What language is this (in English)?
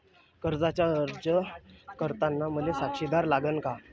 Marathi